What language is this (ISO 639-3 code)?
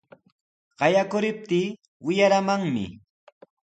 qws